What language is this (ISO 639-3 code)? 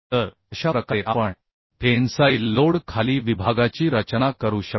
mar